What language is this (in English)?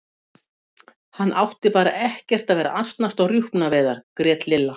Icelandic